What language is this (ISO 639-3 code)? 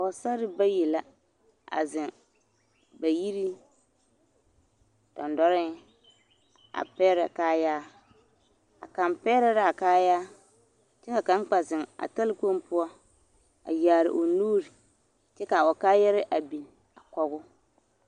dga